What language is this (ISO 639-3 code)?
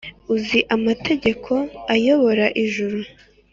kin